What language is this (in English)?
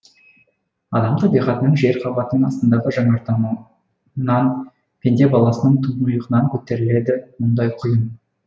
Kazakh